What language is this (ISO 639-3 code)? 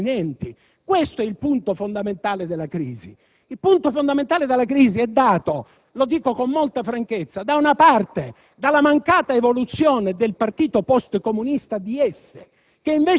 ita